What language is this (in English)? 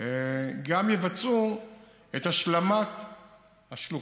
Hebrew